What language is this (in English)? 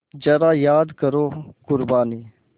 Hindi